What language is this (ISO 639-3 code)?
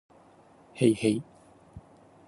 jpn